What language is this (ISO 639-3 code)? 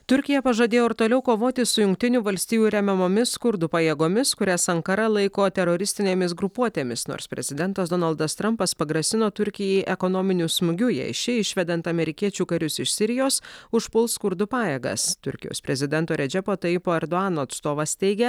lit